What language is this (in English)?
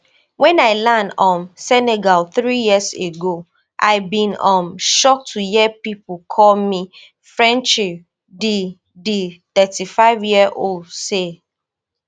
Nigerian Pidgin